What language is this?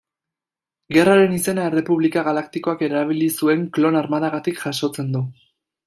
Basque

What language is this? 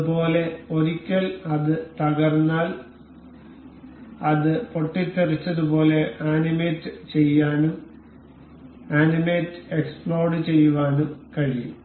Malayalam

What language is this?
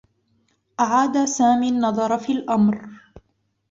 Arabic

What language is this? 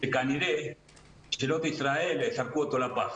Hebrew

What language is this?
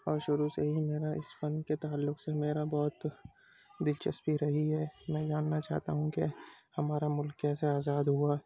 Urdu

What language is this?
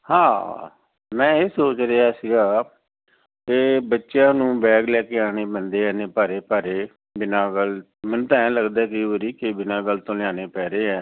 Punjabi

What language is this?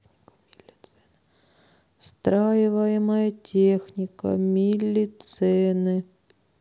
Russian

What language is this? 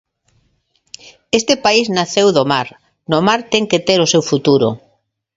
Galician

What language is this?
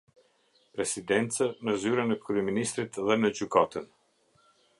Albanian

